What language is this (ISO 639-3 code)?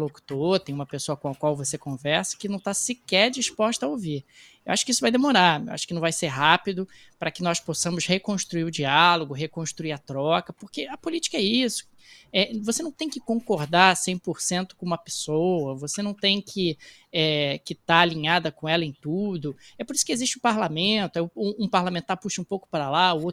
por